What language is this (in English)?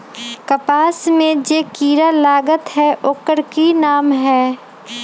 Magahi